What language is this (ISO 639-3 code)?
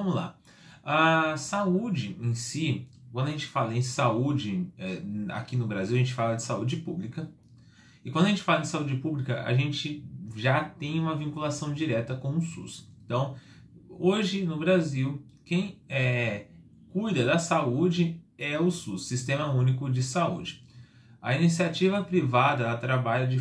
por